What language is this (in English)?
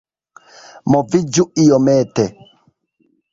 Esperanto